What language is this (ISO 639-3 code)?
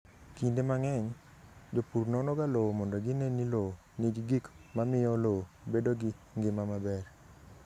luo